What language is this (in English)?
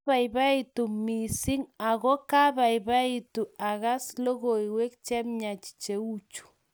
Kalenjin